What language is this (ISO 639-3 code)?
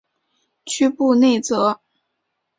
zho